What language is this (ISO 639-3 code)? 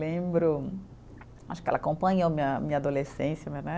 por